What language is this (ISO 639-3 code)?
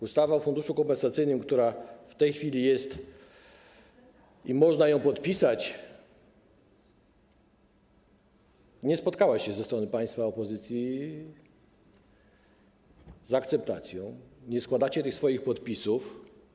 pol